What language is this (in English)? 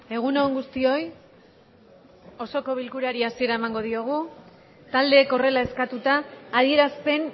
Basque